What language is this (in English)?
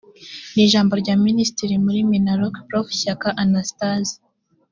Kinyarwanda